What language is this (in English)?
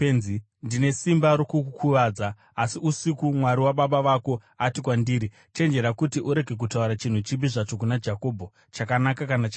Shona